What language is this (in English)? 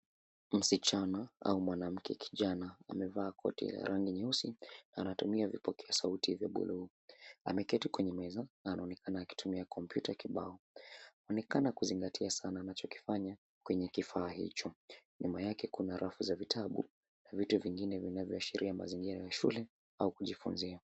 Swahili